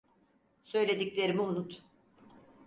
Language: Turkish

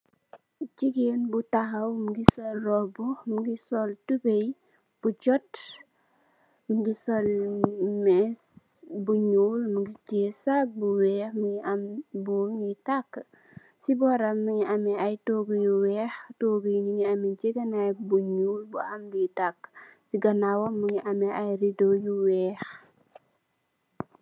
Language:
Wolof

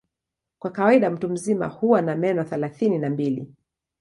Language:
Swahili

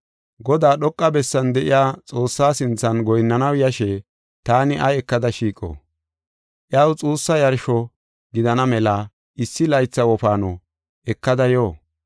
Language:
Gofa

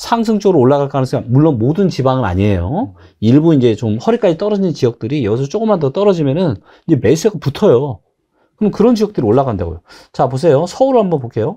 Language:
Korean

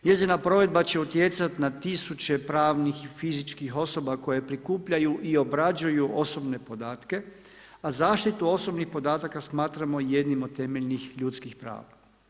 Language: Croatian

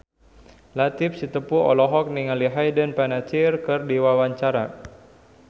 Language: Sundanese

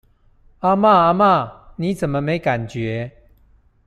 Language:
Chinese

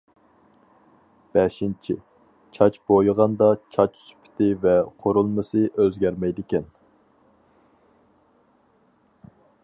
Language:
Uyghur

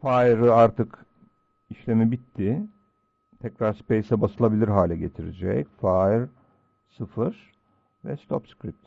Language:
Turkish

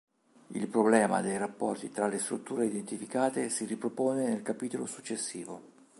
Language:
Italian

